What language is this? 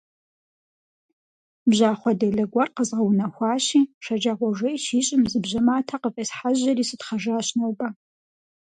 Kabardian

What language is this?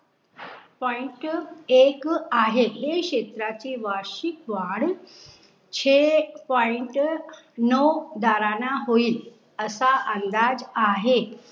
Marathi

